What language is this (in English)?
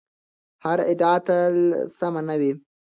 Pashto